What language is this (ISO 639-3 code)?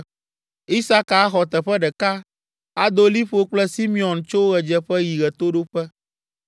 ewe